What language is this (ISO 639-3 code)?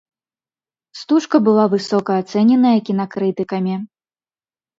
bel